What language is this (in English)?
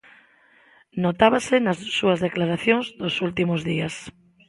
Galician